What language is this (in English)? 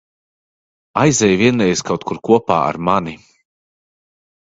Latvian